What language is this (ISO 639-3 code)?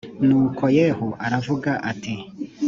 kin